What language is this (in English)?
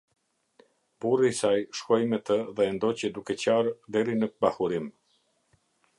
Albanian